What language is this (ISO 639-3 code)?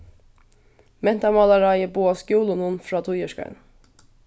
fao